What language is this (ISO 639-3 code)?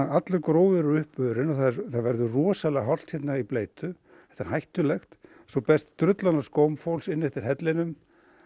isl